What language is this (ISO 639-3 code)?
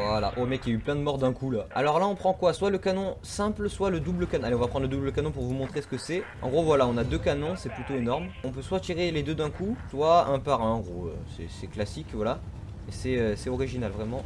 fra